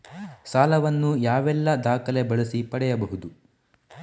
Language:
Kannada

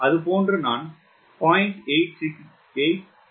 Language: Tamil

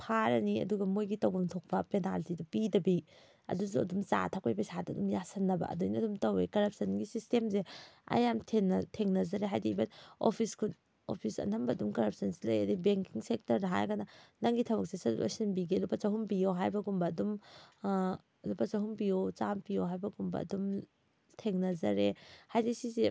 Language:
Manipuri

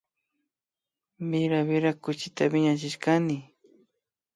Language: Imbabura Highland Quichua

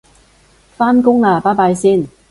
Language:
Cantonese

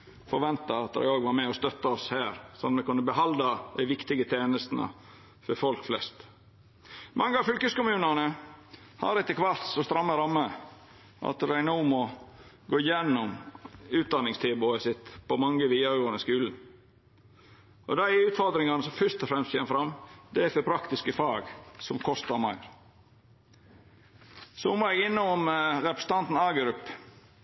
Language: Norwegian Nynorsk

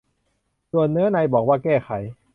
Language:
Thai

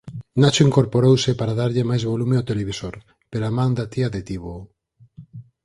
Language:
Galician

